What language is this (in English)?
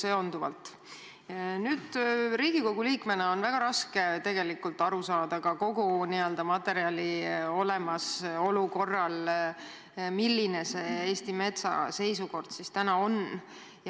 Estonian